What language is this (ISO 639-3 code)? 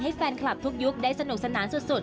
tha